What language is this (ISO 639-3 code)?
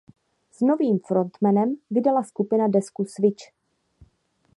ces